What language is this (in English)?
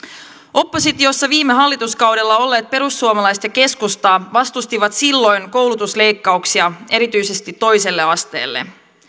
Finnish